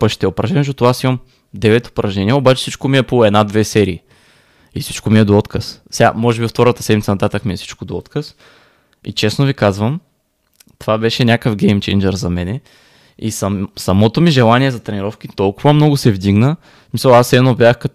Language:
Bulgarian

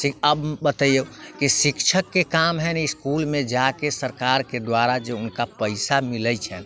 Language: Maithili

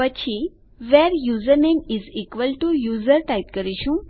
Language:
Gujarati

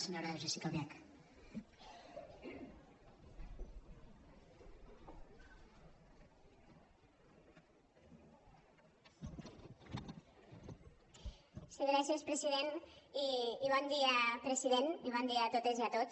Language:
Catalan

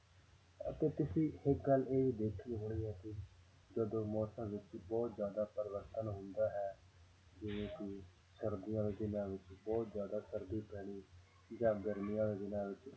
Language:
Punjabi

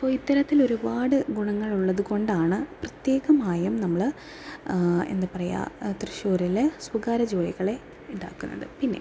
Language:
Malayalam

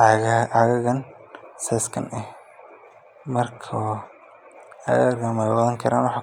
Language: Somali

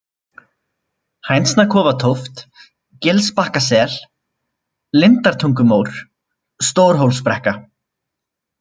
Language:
Icelandic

